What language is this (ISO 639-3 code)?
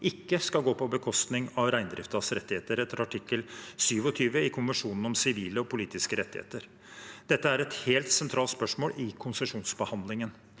nor